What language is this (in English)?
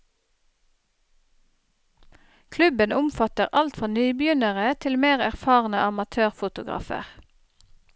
Norwegian